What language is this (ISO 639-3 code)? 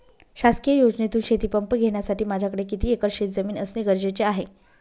mar